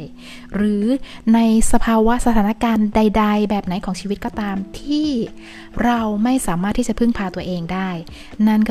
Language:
Thai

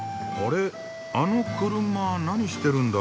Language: Japanese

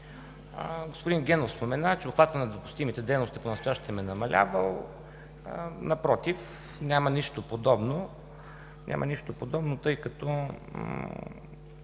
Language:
Bulgarian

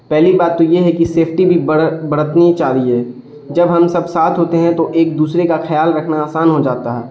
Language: Urdu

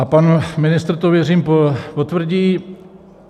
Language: Czech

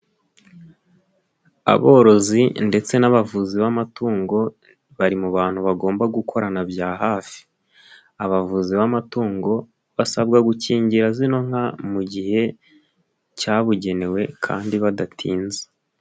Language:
Kinyarwanda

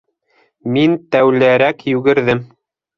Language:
Bashkir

